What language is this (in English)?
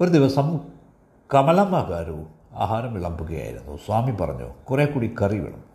Malayalam